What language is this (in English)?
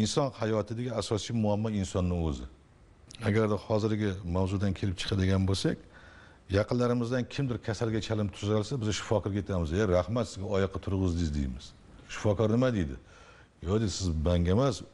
Turkish